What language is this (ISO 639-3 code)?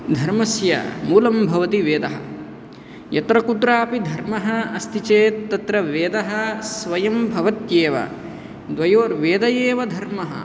san